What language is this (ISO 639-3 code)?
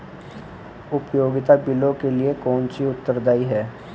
hin